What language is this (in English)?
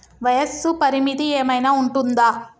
Telugu